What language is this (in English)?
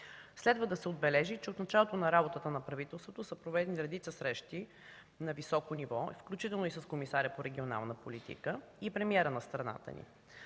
Bulgarian